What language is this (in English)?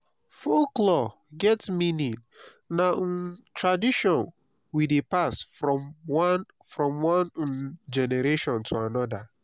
Nigerian Pidgin